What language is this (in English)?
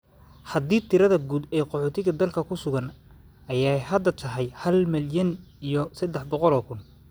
Somali